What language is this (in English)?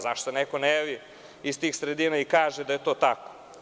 Serbian